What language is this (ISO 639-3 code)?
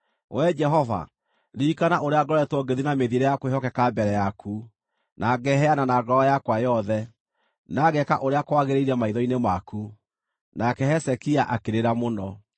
kik